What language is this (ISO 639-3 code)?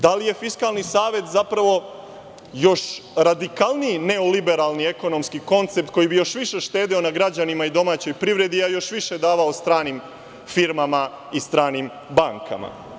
srp